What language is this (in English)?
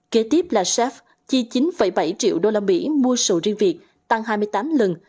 Vietnamese